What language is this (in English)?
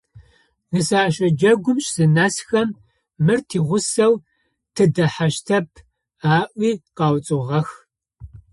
Adyghe